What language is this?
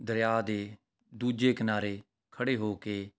Punjabi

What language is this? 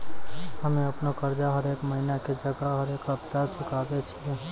Maithili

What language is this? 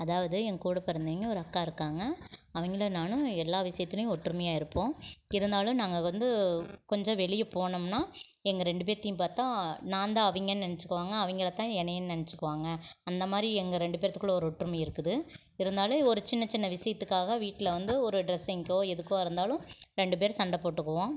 Tamil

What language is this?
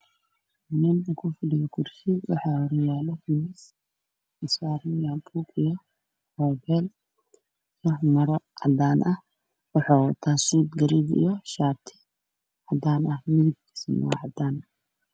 Somali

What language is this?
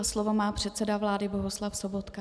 Czech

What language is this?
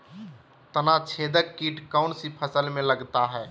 Magahi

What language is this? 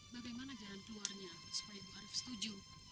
Indonesian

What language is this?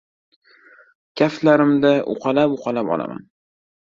Uzbek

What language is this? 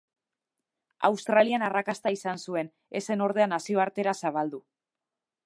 Basque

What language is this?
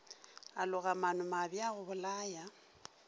Northern Sotho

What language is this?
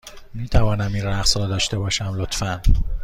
Persian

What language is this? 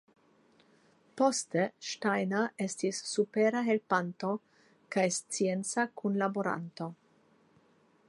Esperanto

